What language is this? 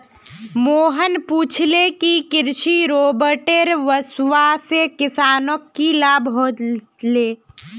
Magahi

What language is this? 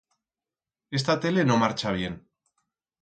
Aragonese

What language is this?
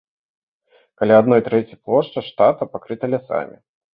Belarusian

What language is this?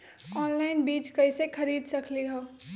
Magahi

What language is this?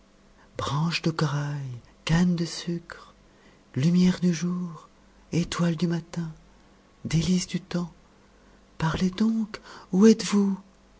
French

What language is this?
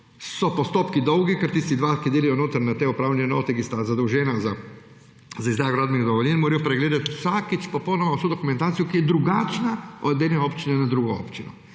Slovenian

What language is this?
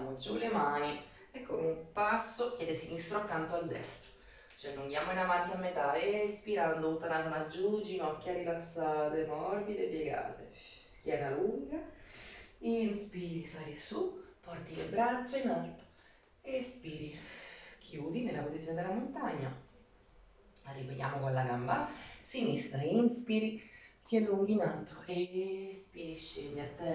Italian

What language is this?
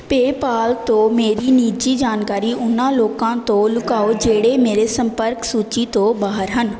Punjabi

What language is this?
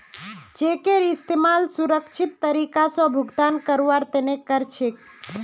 Magahi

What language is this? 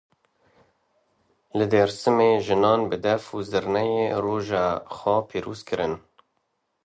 Kurdish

